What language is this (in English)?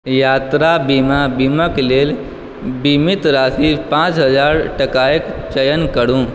Maithili